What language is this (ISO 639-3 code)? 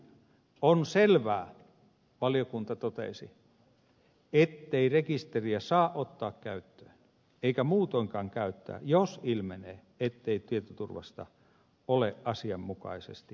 fin